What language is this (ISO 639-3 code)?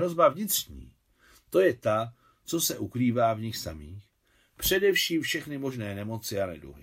ces